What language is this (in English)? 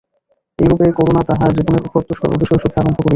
Bangla